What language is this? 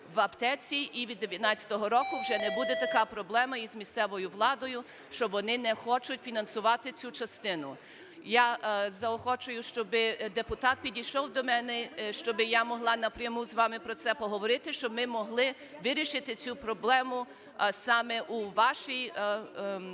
Ukrainian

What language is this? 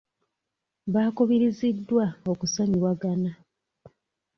Ganda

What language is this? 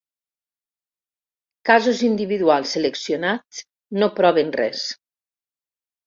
Catalan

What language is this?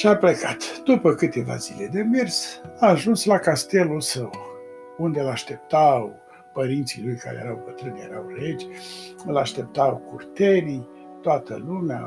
Romanian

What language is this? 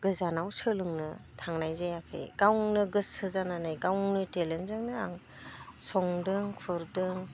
Bodo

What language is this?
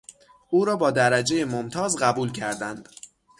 Persian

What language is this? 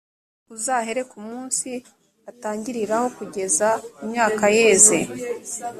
Kinyarwanda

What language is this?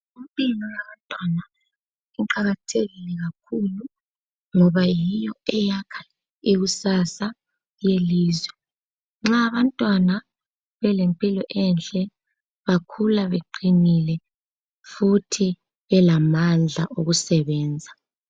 North Ndebele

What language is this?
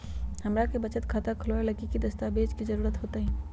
Magahi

